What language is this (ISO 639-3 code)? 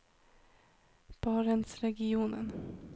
nor